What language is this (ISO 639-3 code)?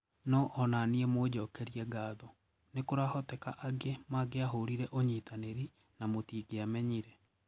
kik